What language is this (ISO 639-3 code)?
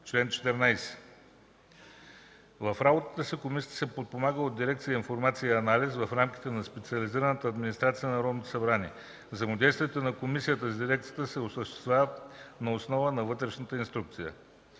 bul